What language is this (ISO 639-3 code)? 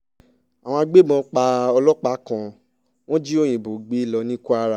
yor